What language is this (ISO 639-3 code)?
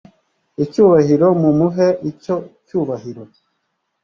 kin